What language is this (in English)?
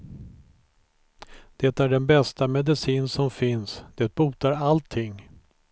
Swedish